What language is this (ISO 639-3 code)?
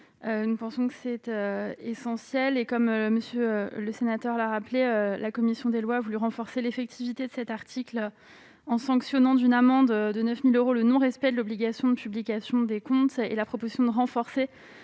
fra